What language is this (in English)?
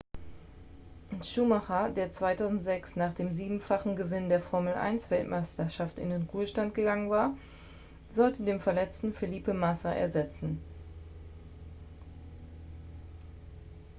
German